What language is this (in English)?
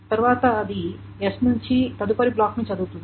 Telugu